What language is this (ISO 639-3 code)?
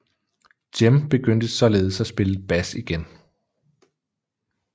dan